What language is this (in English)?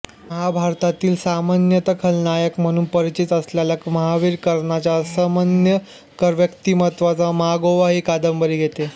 Marathi